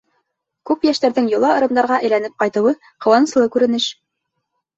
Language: Bashkir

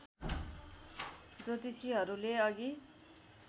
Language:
Nepali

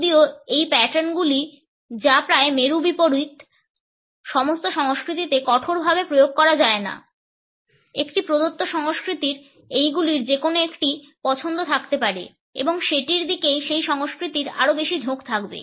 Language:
Bangla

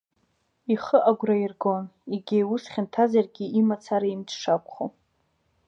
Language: Abkhazian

